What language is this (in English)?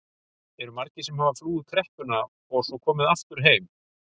Icelandic